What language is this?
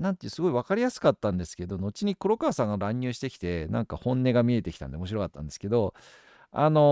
Japanese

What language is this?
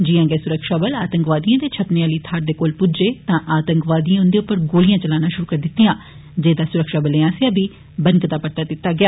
Dogri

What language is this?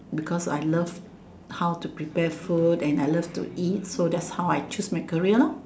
English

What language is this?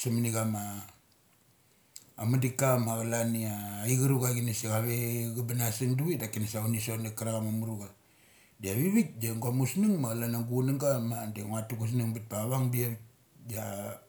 Mali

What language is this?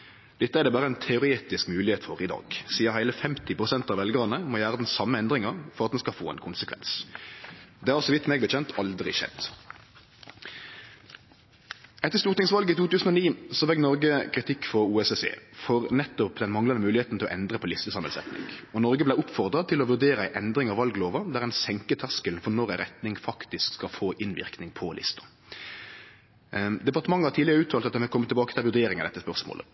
Norwegian Nynorsk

